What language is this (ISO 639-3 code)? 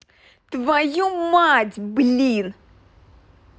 rus